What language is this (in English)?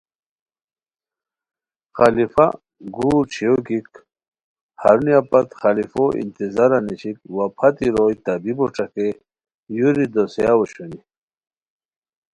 Khowar